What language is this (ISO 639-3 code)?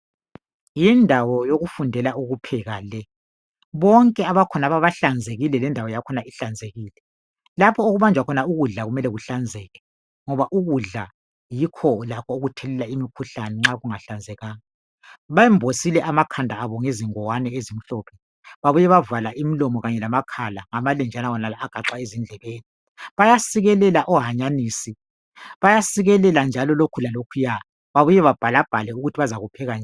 nde